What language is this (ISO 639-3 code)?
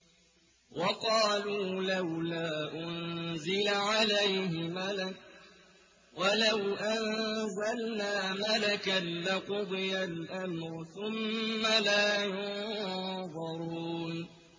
ara